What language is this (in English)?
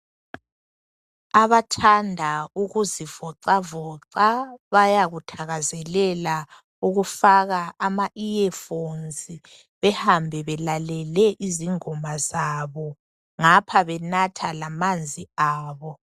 North Ndebele